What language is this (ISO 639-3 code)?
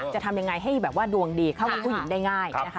tha